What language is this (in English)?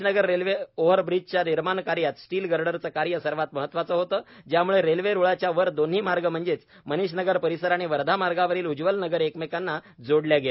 Marathi